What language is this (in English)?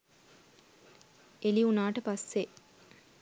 Sinhala